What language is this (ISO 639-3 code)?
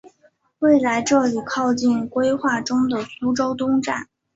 zho